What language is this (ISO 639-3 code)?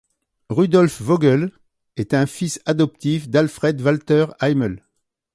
fra